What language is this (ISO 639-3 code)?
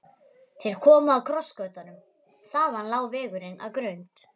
isl